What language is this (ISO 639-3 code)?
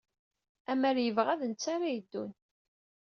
kab